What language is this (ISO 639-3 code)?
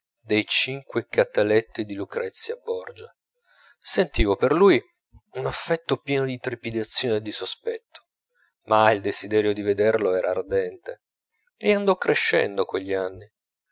ita